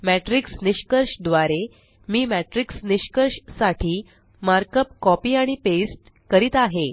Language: Marathi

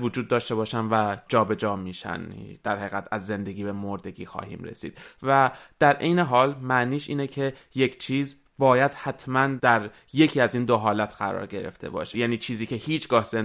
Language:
Persian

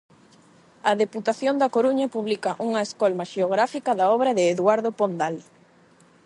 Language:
Galician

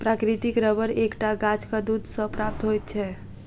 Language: Maithili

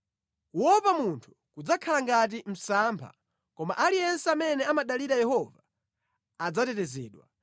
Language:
Nyanja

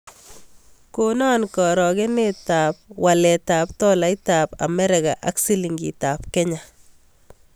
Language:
Kalenjin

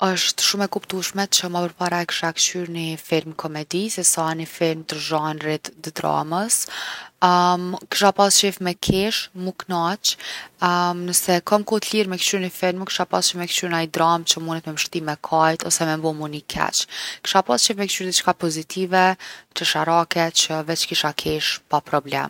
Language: Gheg Albanian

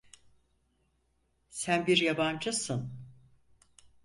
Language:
Turkish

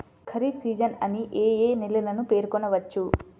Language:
Telugu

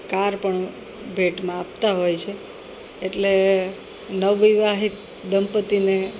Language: Gujarati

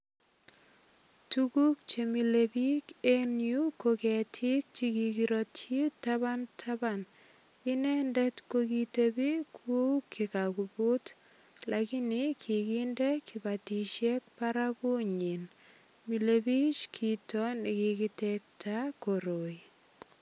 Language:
Kalenjin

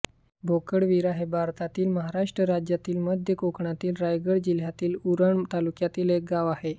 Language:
Marathi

